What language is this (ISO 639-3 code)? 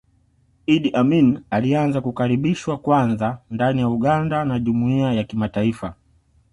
swa